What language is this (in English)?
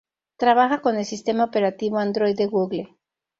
Spanish